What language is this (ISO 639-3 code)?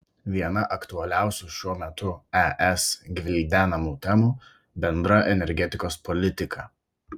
lit